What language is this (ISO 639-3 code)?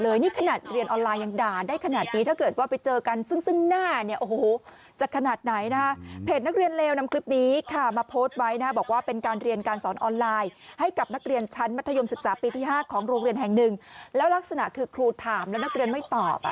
tha